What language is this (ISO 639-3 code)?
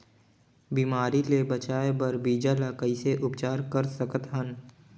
hne